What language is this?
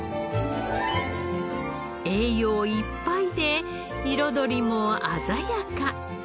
Japanese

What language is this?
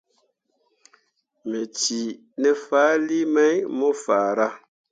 Mundang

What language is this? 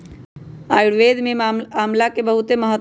Magahi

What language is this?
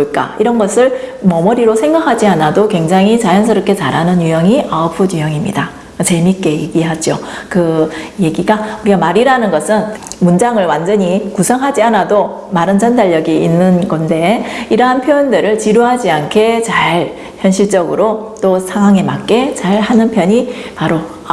Korean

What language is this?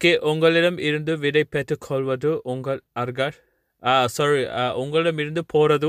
Tamil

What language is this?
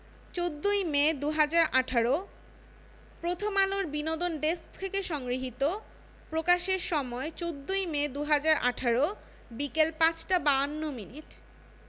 Bangla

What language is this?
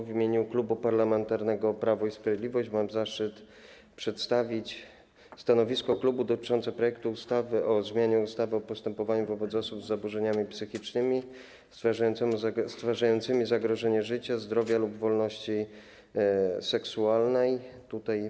Polish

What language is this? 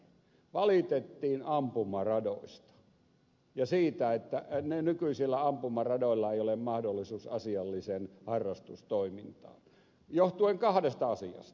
Finnish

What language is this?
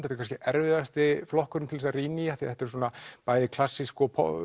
Icelandic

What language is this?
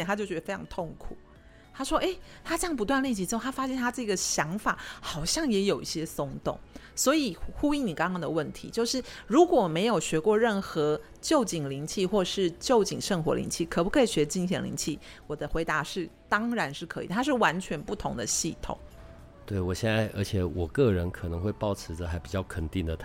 Chinese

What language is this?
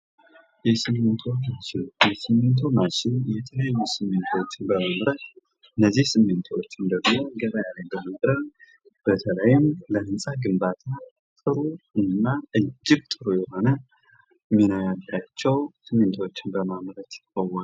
Amharic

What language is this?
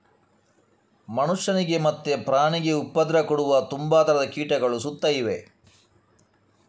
Kannada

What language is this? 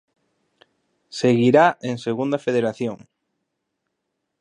Galician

